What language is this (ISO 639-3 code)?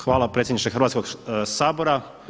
hrv